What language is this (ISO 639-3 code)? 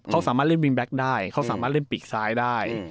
tha